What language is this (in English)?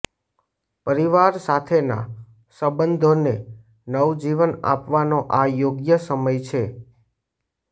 Gujarati